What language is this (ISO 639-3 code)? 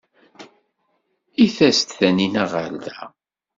kab